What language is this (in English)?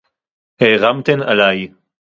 Hebrew